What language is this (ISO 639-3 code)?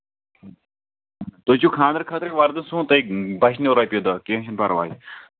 kas